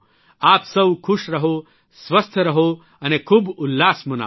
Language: Gujarati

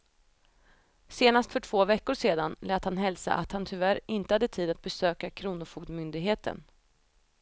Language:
Swedish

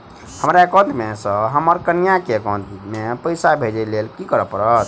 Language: Maithili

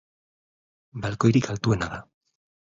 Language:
Basque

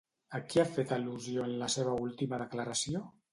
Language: Catalan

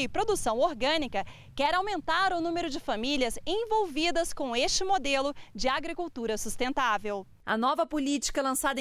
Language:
Portuguese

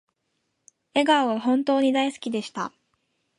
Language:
Japanese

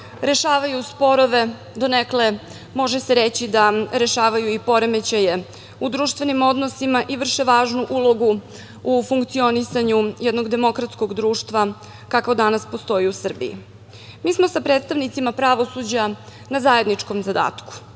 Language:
Serbian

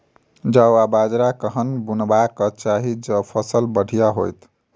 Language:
Maithili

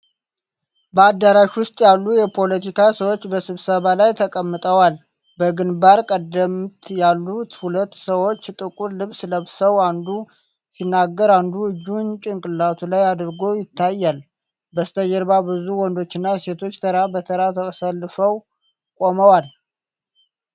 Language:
Amharic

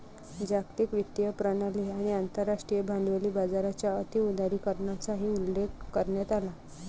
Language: Marathi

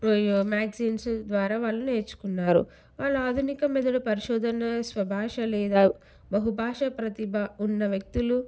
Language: Telugu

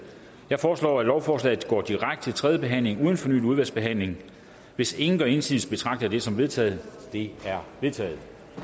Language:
Danish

